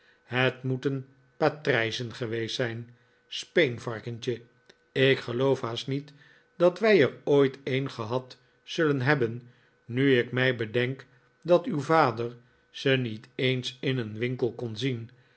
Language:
Dutch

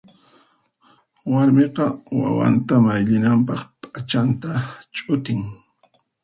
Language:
Puno Quechua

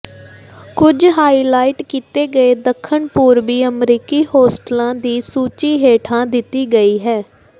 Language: Punjabi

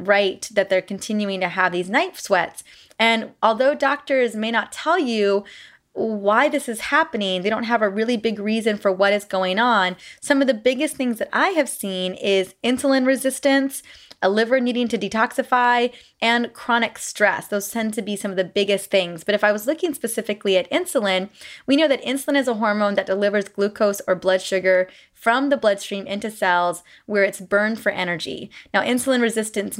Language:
English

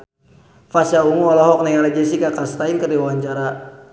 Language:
Sundanese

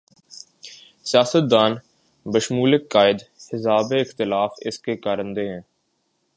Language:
Urdu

